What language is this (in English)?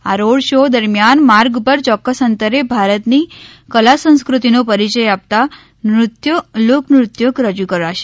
Gujarati